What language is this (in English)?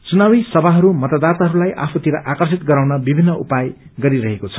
Nepali